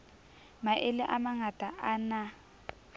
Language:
Southern Sotho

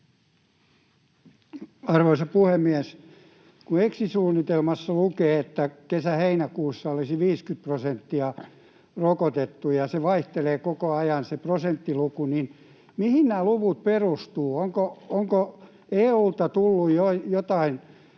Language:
Finnish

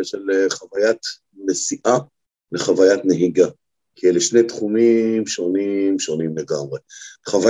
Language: Hebrew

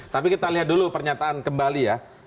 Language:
Indonesian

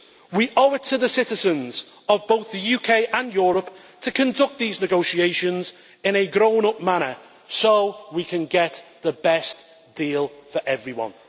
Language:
English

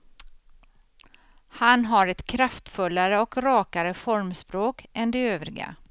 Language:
Swedish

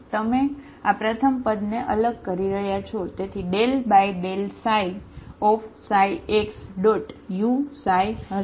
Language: Gujarati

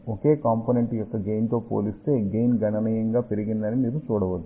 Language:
Telugu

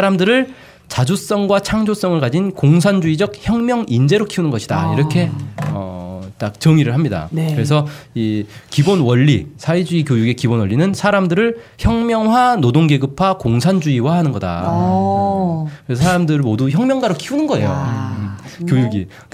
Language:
Korean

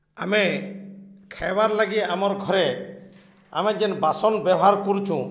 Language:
Odia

